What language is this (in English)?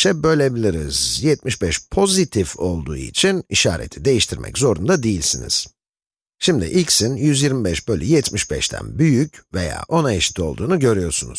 Turkish